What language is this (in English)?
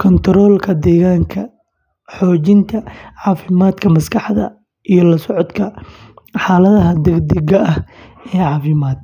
Somali